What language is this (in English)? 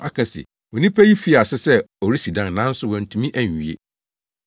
Akan